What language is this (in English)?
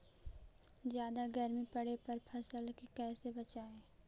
Magahi